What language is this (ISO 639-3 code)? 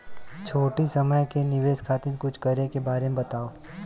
bho